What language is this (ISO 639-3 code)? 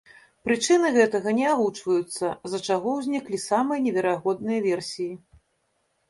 bel